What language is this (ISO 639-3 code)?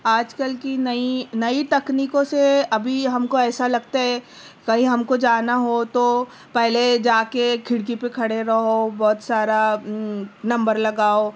urd